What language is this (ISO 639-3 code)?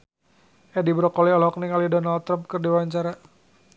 sun